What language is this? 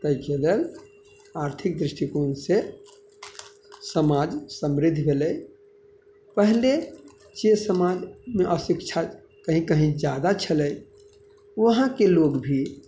Maithili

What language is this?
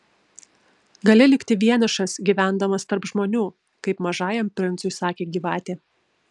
Lithuanian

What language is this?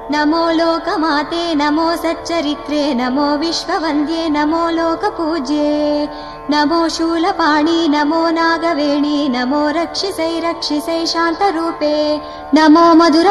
Kannada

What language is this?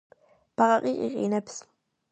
Georgian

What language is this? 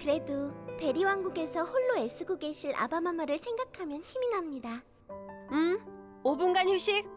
Korean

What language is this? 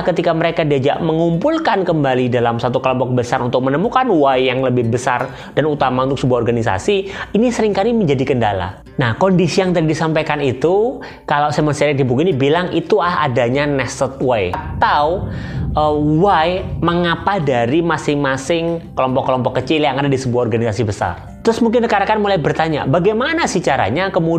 Indonesian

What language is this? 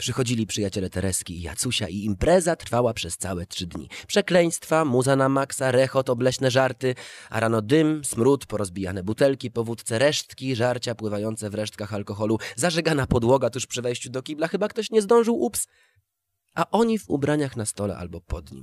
Polish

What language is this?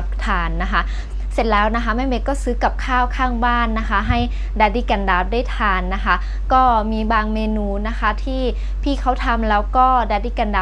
Thai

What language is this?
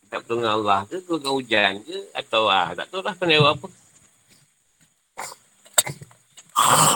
Malay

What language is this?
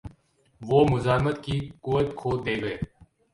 Urdu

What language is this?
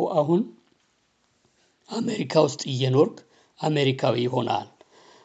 Amharic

